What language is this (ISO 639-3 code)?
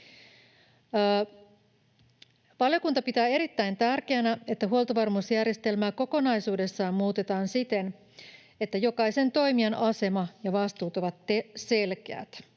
fin